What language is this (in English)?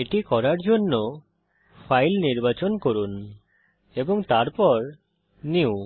Bangla